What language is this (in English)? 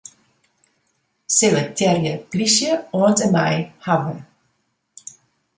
Western Frisian